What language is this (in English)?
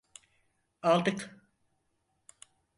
Turkish